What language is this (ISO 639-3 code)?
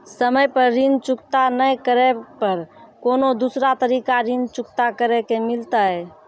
mai